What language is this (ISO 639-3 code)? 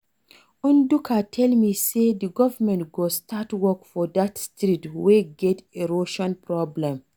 pcm